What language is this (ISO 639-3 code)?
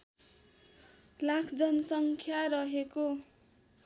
nep